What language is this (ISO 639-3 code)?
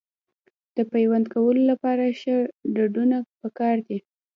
pus